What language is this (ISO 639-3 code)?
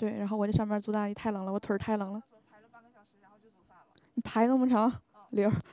zho